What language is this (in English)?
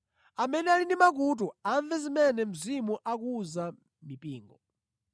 Nyanja